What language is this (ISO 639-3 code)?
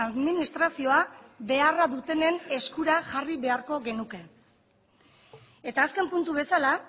eus